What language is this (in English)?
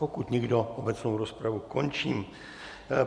Czech